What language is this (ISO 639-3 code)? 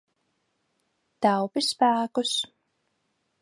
lav